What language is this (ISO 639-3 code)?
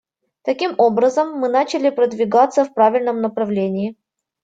rus